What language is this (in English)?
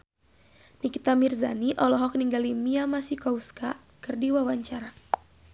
Sundanese